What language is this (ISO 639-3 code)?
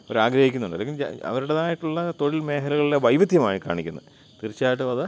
mal